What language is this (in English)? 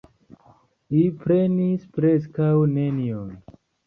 Esperanto